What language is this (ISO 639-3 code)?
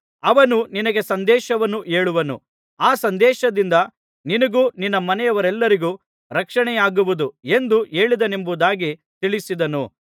kan